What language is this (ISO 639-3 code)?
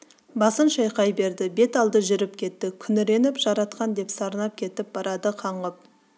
kaz